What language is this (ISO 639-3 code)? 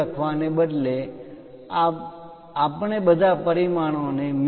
guj